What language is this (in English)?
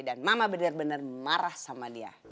Indonesian